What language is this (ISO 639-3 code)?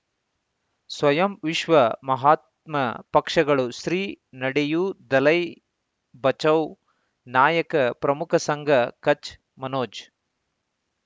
kan